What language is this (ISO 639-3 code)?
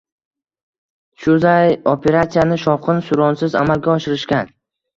uzb